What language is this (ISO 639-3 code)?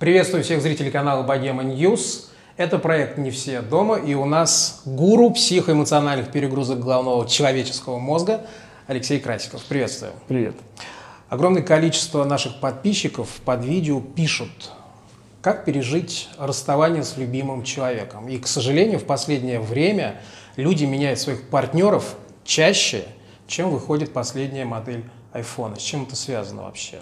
rus